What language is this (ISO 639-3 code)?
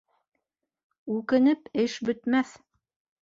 bak